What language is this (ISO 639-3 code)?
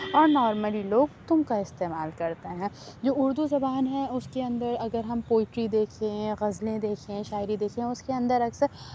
urd